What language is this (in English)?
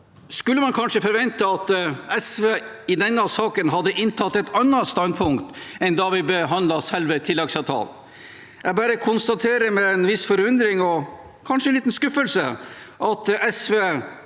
Norwegian